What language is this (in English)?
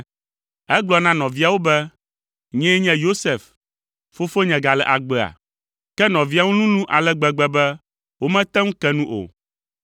Ewe